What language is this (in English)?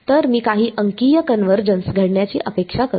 Marathi